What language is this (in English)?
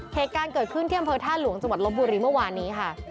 Thai